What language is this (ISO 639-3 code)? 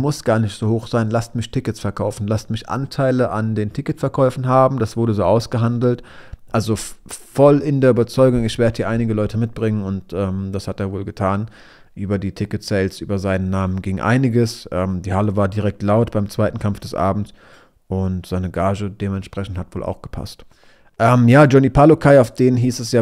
deu